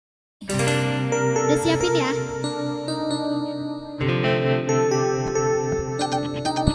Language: Indonesian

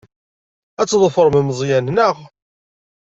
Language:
Kabyle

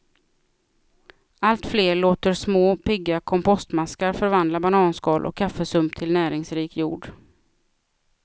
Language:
Swedish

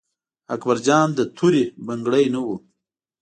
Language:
Pashto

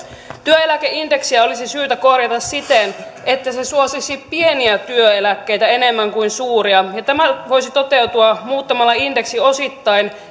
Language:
Finnish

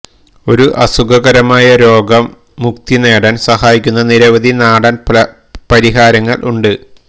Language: Malayalam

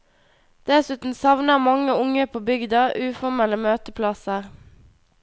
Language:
Norwegian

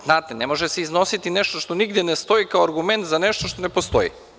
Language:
Serbian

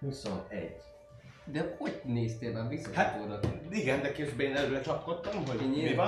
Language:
Hungarian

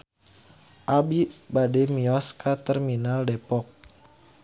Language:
Sundanese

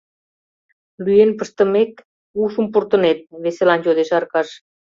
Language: Mari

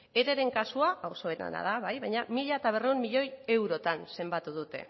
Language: Basque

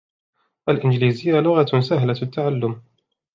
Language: Arabic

